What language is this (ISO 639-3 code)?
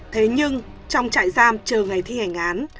vie